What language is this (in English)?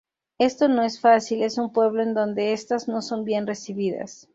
Spanish